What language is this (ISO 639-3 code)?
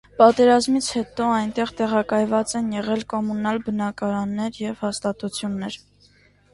hye